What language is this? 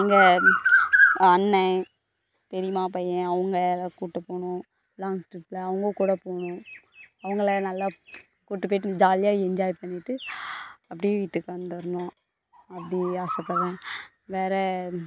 Tamil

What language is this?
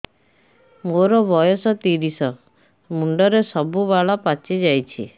Odia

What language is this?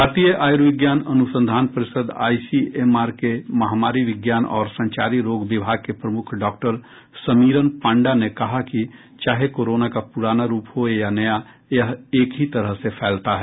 Hindi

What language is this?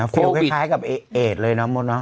Thai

